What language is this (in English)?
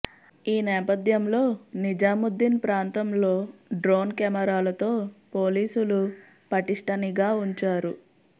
Telugu